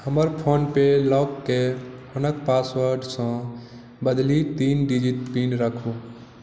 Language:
Maithili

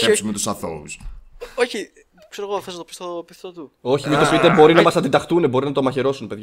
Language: Greek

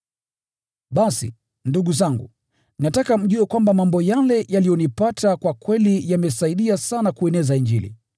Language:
Swahili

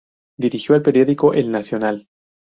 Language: Spanish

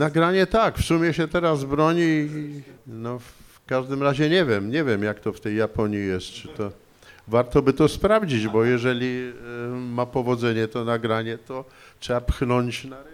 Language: Polish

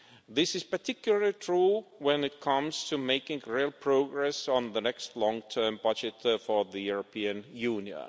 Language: English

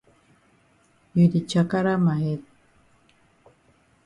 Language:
Cameroon Pidgin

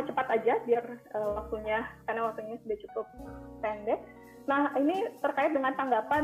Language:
Indonesian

